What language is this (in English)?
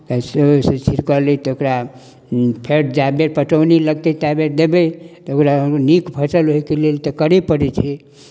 Maithili